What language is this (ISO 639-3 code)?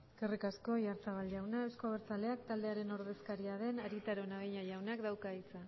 eus